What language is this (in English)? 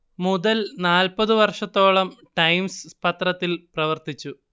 Malayalam